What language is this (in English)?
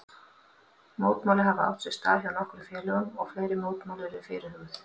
Icelandic